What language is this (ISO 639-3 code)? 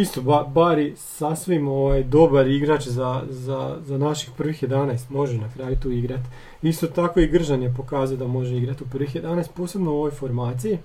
hrv